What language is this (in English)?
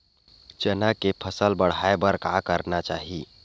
Chhattisgarhi